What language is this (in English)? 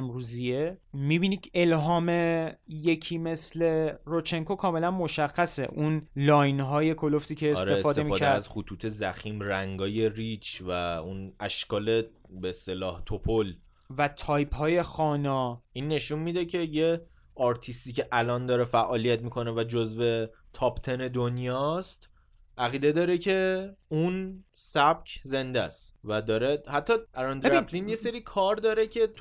Persian